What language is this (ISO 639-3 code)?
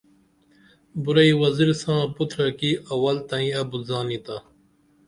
dml